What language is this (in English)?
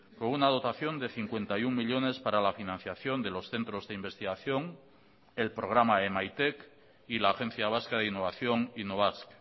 Spanish